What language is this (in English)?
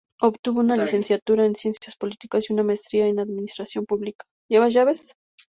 Spanish